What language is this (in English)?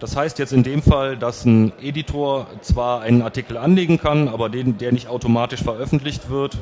German